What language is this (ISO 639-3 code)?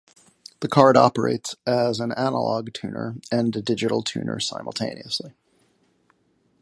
eng